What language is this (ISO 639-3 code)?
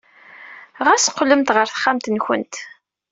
kab